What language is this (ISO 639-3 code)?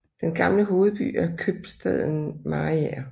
dan